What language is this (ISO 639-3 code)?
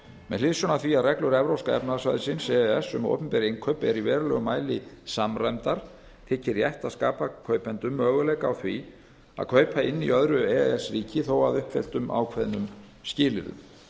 isl